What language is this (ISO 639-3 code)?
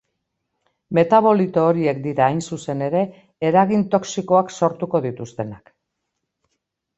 eus